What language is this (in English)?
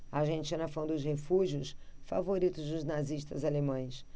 Portuguese